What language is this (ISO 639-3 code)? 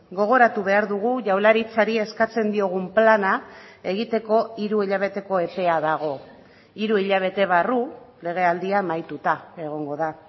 eus